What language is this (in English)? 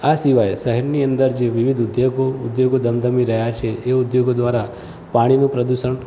Gujarati